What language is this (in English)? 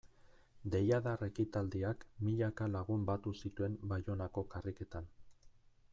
Basque